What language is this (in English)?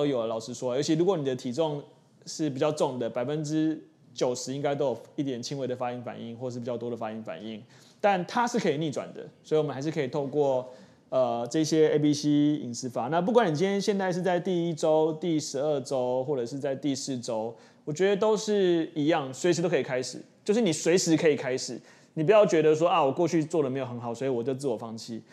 Chinese